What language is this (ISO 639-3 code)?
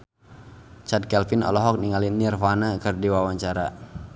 sun